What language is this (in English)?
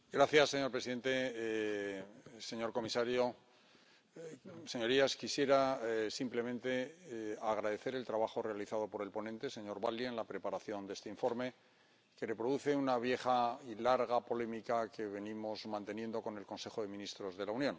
Spanish